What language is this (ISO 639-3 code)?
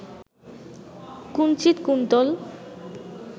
ben